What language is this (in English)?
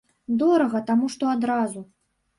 Belarusian